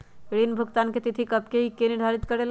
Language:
Magahi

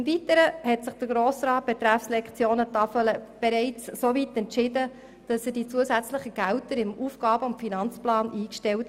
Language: Swiss German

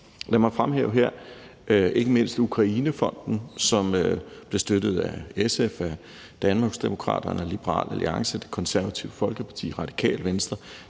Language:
Danish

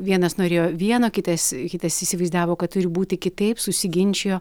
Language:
Lithuanian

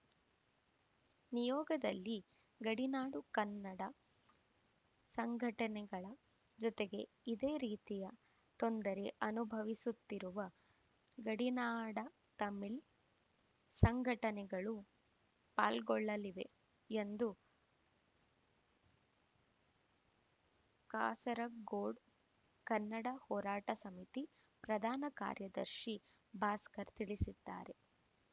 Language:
Kannada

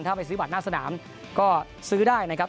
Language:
Thai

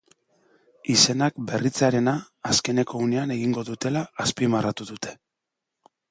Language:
Basque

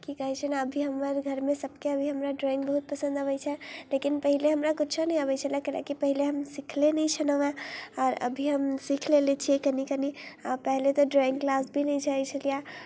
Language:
Maithili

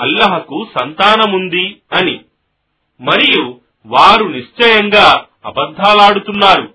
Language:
Telugu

